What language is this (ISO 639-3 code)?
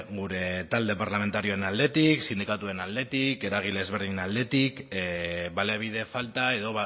eus